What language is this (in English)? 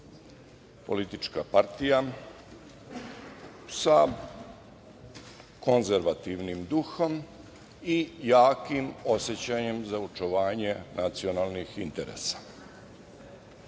Serbian